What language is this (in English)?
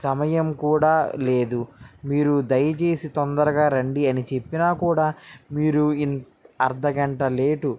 Telugu